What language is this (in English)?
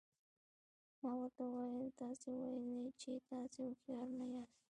Pashto